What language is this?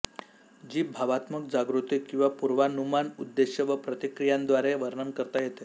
Marathi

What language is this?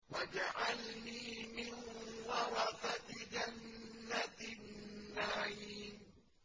Arabic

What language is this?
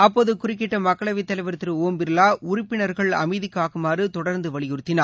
Tamil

